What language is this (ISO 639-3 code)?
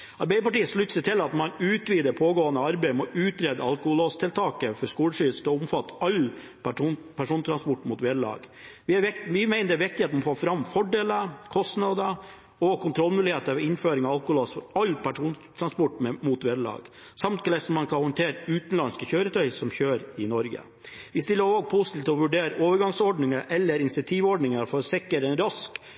nob